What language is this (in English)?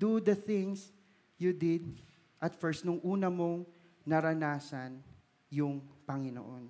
Filipino